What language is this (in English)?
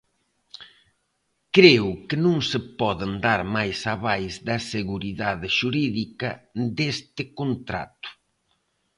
Galician